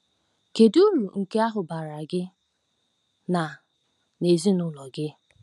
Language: Igbo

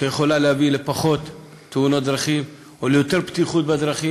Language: Hebrew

